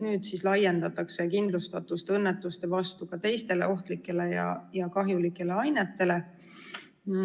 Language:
Estonian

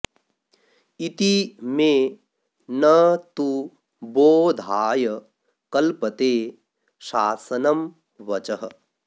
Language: Sanskrit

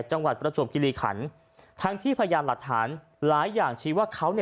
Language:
Thai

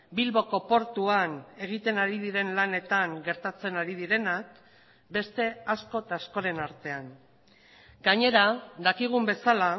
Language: Basque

